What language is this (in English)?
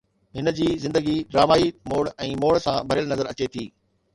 Sindhi